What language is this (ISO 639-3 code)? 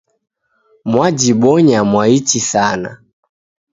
dav